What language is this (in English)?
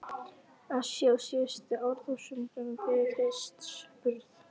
Icelandic